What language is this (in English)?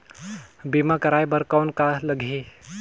Chhattisgarhi